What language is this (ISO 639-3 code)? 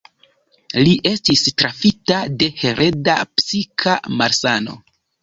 epo